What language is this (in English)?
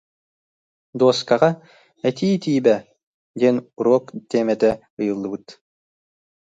Yakut